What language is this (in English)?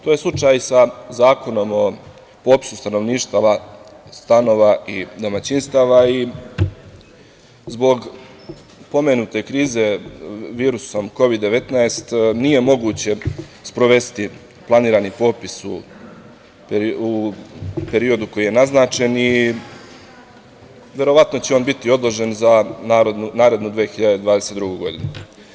Serbian